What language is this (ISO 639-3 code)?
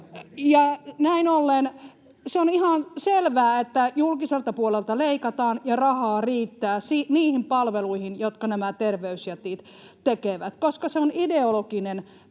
fin